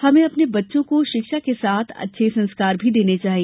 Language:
Hindi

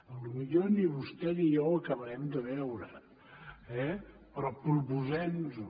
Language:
Catalan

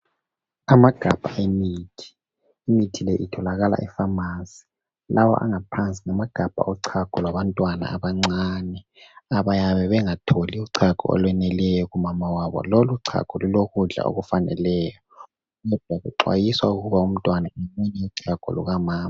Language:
North Ndebele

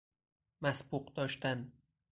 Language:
Persian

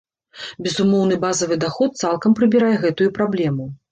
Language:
Belarusian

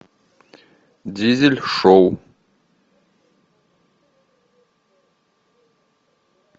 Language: Russian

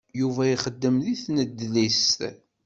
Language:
Kabyle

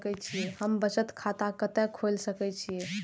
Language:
Maithili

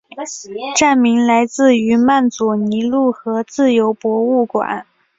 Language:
Chinese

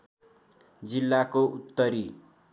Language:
Nepali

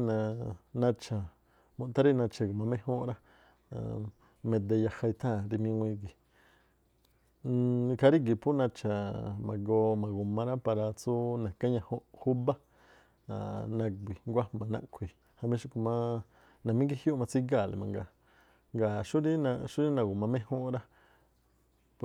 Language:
Tlacoapa Me'phaa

